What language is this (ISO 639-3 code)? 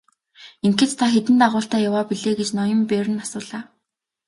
mon